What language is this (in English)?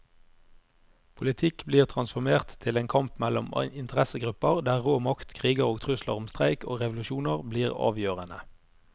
Norwegian